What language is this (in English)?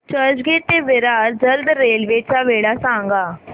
Marathi